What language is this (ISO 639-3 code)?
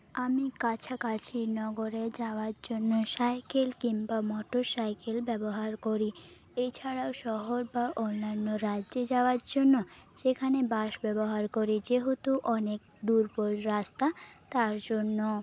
ben